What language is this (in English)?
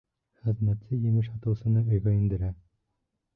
Bashkir